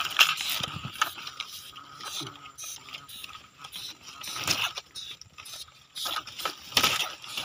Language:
Vietnamese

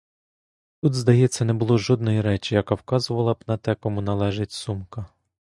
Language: Ukrainian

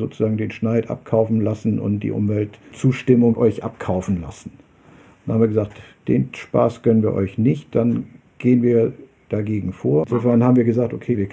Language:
German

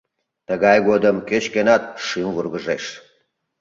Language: Mari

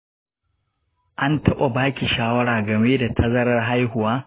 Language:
Hausa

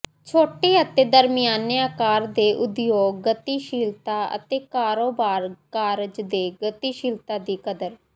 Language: Punjabi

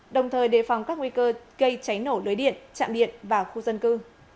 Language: Vietnamese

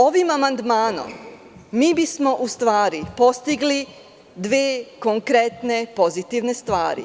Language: Serbian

